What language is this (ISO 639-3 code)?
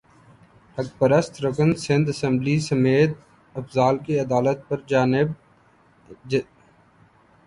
urd